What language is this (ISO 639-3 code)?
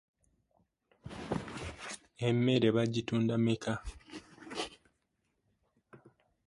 lug